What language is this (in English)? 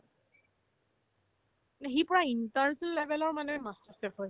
Assamese